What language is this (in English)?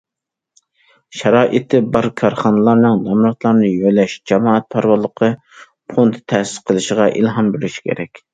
Uyghur